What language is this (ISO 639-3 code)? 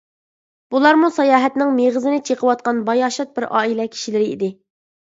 uig